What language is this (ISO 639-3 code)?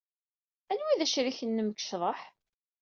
kab